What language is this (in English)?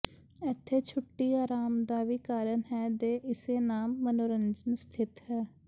Punjabi